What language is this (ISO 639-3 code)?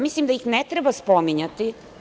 srp